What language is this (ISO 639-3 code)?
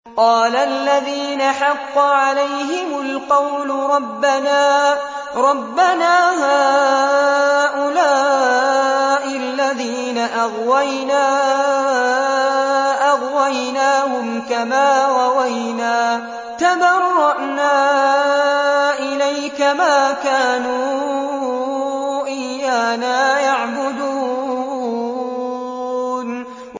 ara